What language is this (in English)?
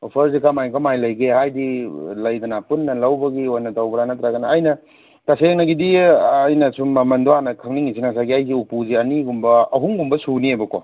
Manipuri